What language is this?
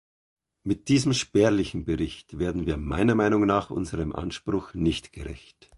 German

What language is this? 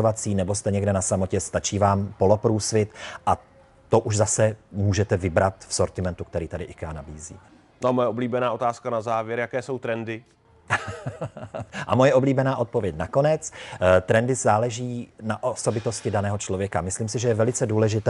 Czech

